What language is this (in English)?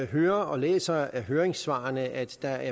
Danish